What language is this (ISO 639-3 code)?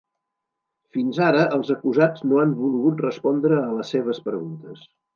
cat